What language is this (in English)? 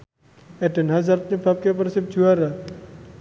Javanese